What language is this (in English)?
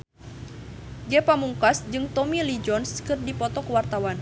Sundanese